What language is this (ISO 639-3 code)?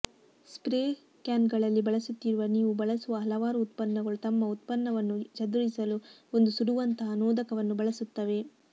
kan